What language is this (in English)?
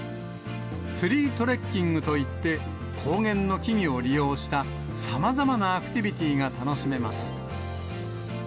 Japanese